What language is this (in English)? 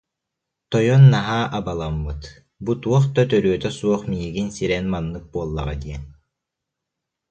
Yakut